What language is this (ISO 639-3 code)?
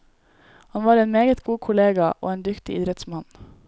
nor